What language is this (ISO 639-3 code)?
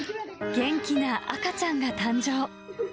jpn